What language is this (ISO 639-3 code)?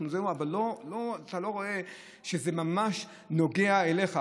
heb